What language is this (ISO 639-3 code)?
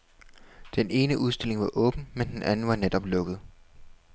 dan